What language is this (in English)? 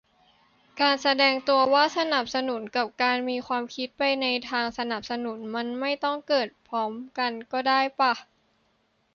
Thai